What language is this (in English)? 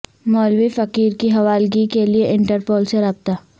Urdu